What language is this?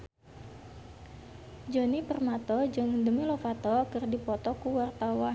Sundanese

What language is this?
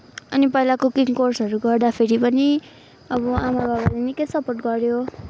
Nepali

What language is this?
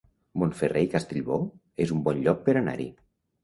Catalan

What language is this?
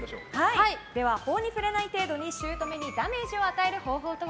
Japanese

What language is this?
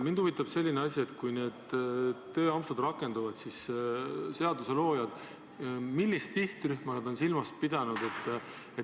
Estonian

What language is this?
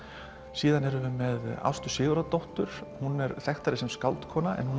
Icelandic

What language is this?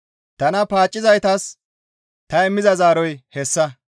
Gamo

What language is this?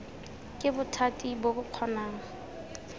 Tswana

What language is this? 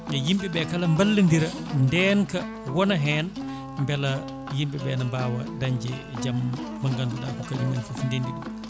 Fula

